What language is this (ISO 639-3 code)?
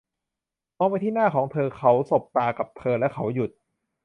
tha